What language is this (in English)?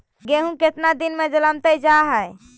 Magahi